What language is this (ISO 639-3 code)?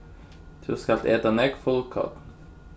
fao